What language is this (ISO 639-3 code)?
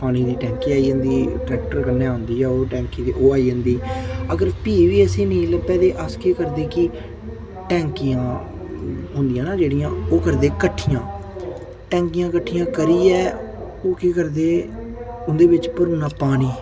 doi